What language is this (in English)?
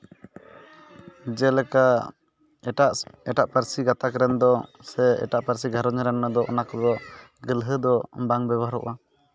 Santali